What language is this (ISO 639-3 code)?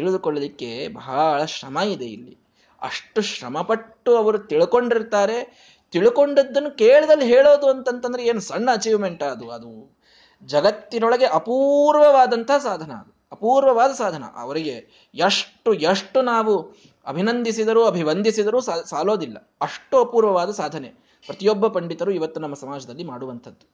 kan